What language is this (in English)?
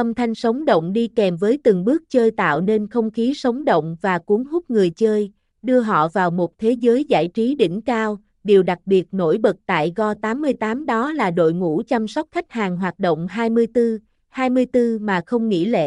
Vietnamese